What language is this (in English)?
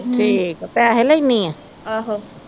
Punjabi